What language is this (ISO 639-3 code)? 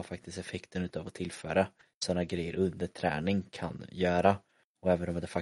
swe